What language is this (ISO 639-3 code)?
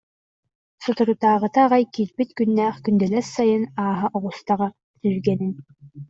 sah